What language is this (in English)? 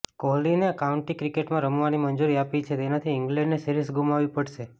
Gujarati